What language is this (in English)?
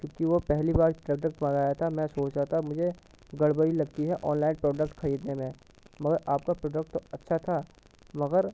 Urdu